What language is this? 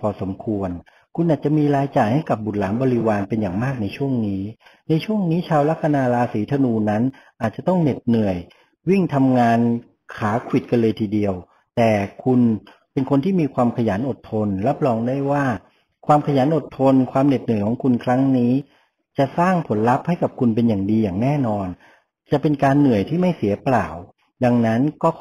Thai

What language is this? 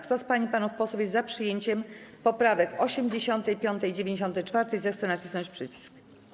Polish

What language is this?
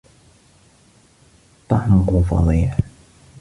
Arabic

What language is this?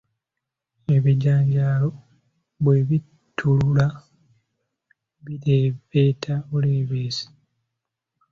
Ganda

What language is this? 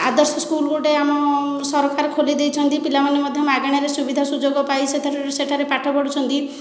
Odia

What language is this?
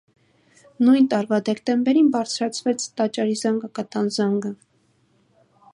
Armenian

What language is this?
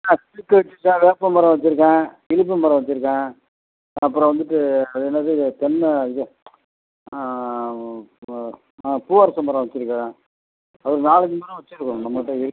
Tamil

